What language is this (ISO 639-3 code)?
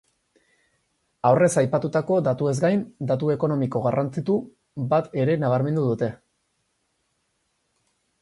eus